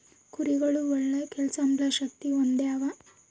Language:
Kannada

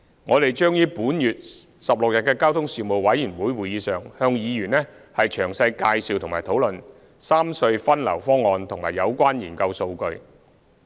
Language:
Cantonese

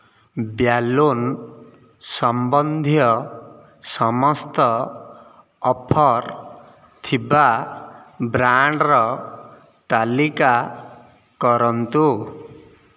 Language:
Odia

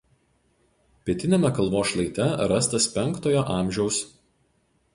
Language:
Lithuanian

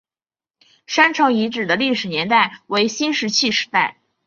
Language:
Chinese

